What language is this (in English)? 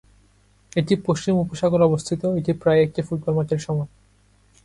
Bangla